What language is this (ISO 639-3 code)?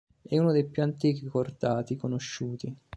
ita